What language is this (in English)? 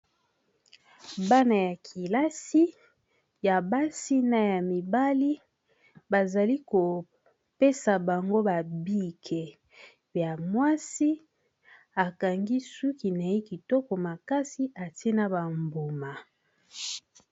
Lingala